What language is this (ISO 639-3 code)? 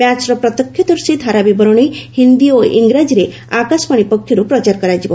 ori